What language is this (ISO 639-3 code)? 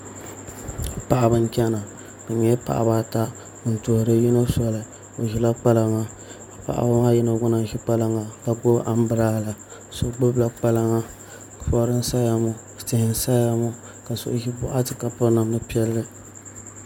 dag